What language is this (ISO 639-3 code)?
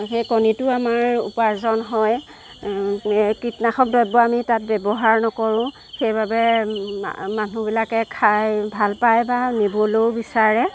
asm